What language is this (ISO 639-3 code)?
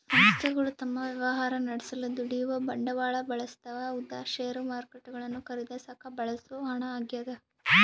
kan